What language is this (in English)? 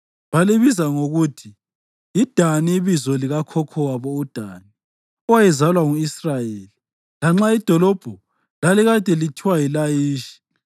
North Ndebele